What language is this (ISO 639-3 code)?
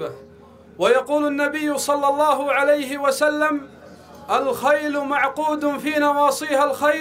ara